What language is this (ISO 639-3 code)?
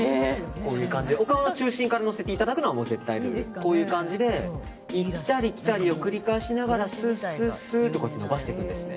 jpn